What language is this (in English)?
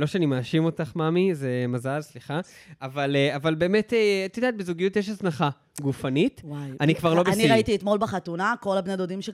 Hebrew